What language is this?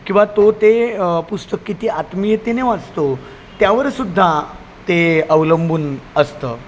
Marathi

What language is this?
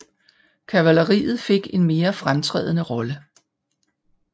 Danish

